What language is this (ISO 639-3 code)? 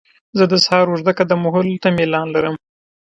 pus